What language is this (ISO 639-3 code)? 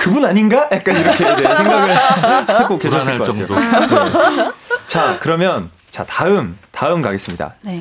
kor